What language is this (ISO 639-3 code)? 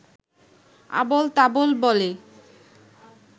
ben